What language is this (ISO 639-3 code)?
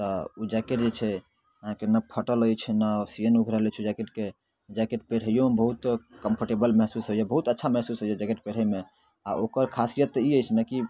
mai